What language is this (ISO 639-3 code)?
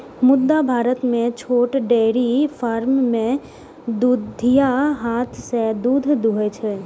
mai